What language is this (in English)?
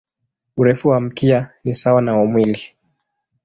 Swahili